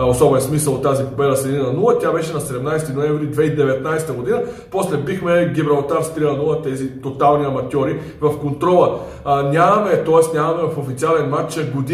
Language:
Bulgarian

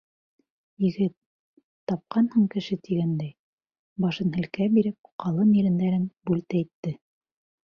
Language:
Bashkir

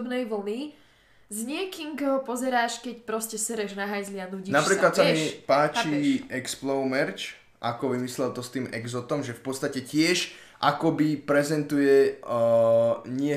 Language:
Slovak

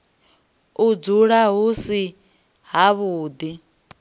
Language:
Venda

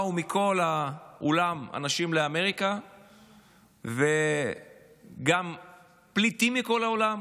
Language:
Hebrew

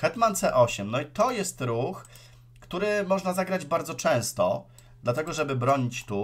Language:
Polish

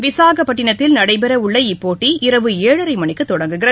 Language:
Tamil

